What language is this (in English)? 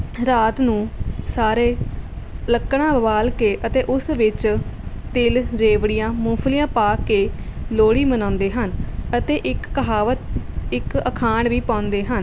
Punjabi